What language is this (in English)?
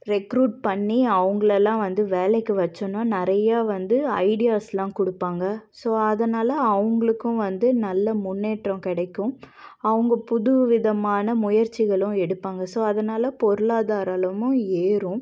Tamil